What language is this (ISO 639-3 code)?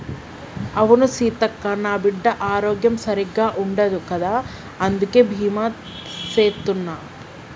tel